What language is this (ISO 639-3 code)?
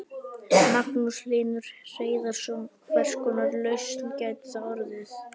isl